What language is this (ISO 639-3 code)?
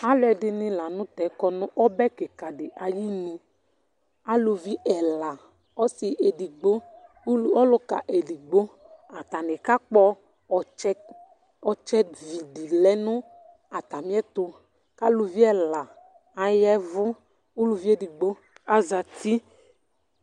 kpo